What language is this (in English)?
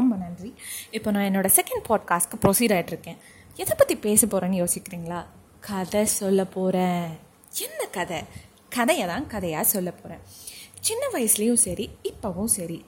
Tamil